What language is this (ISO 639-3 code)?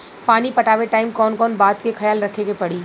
bho